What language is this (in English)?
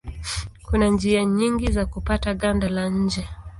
Swahili